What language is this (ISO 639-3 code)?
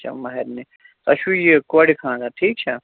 kas